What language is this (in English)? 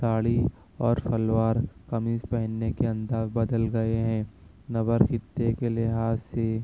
Urdu